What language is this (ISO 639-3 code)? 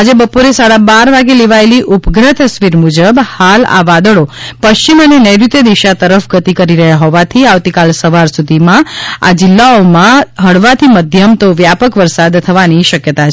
guj